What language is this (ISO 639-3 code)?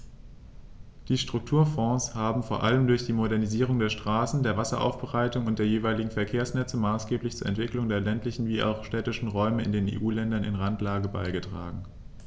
deu